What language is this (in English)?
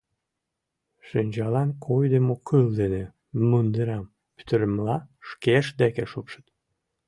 Mari